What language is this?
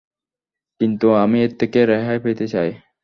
Bangla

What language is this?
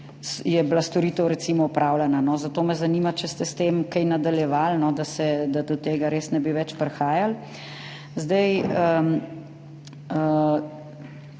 Slovenian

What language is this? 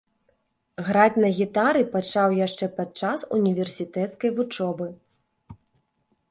Belarusian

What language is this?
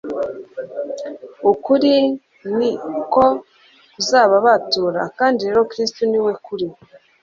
Kinyarwanda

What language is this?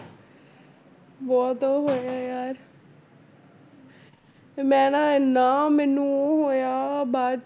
Punjabi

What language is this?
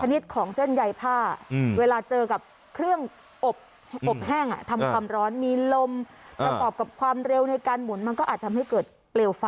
Thai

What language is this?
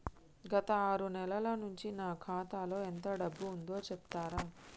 Telugu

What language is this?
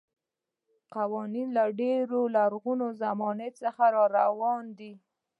Pashto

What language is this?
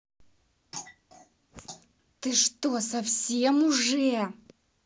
Russian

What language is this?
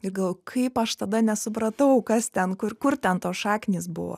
Lithuanian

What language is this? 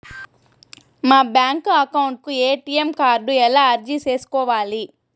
Telugu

